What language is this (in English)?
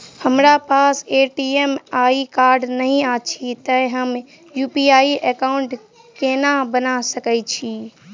Maithili